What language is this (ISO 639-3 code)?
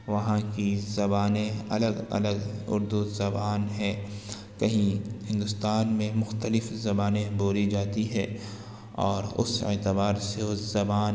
urd